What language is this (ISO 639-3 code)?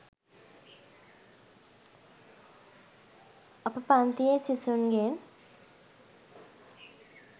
sin